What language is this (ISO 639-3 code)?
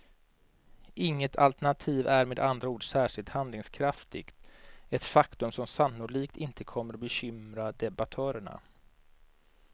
swe